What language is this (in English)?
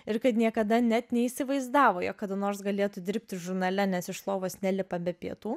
Lithuanian